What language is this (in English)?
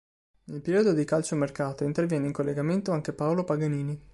Italian